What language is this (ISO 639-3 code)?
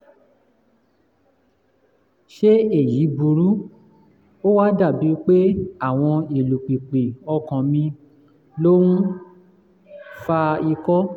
yor